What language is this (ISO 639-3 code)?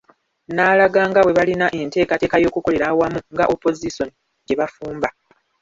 lug